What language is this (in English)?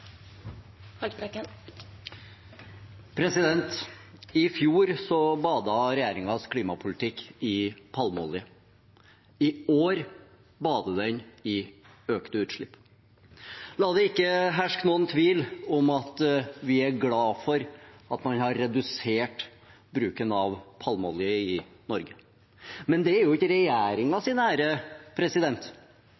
Norwegian Bokmål